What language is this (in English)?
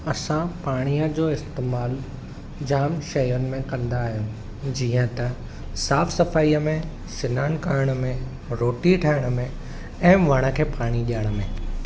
Sindhi